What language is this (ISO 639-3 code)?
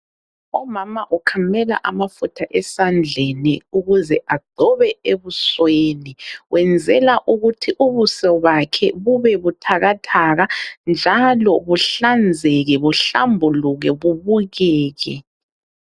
nde